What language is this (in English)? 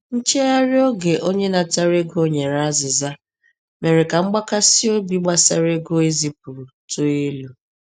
Igbo